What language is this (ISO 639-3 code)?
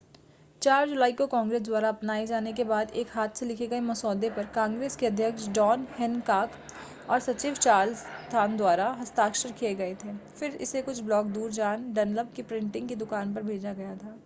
hin